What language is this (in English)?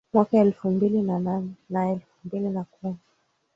Swahili